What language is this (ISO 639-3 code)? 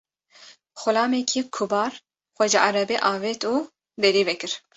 kur